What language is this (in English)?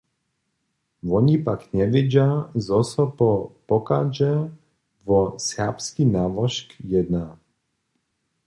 Upper Sorbian